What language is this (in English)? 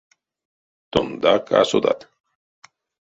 Erzya